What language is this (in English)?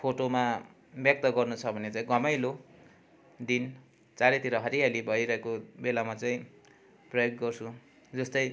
Nepali